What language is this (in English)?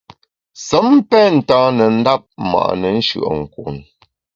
Bamun